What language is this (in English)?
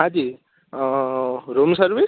Gujarati